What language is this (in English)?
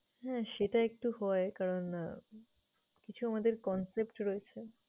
Bangla